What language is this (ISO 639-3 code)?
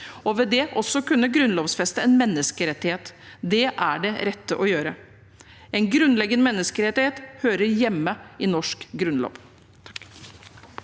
nor